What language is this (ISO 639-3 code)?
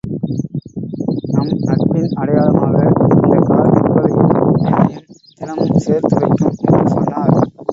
tam